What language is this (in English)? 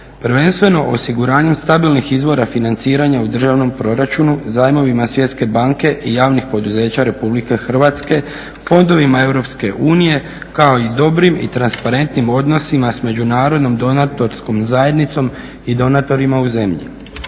Croatian